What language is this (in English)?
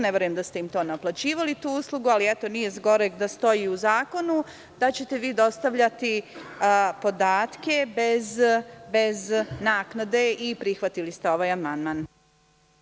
Serbian